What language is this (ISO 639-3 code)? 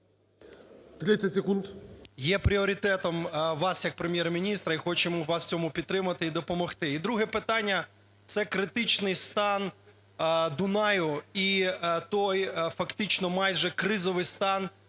ukr